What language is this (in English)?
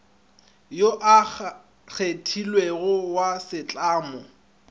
Northern Sotho